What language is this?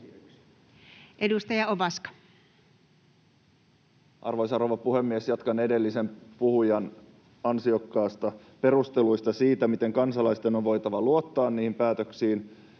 Finnish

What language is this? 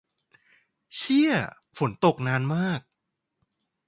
Thai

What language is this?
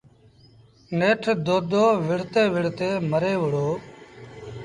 Sindhi Bhil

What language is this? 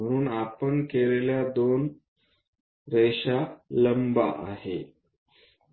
Marathi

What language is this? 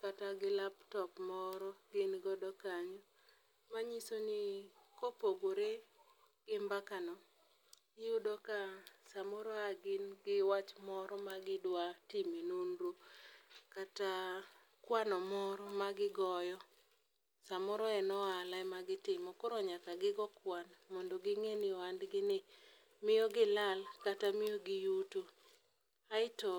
Luo (Kenya and Tanzania)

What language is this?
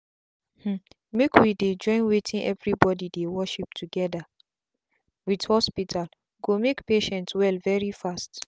Nigerian Pidgin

